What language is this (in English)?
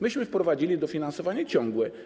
Polish